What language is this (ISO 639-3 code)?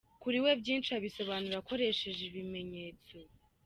kin